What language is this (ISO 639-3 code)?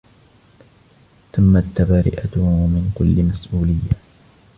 ara